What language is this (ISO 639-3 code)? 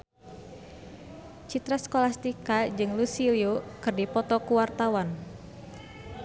sun